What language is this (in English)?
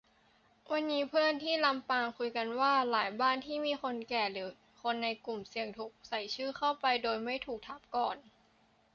Thai